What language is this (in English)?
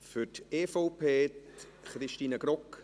Swiss German